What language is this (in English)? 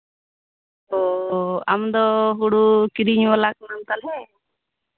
Santali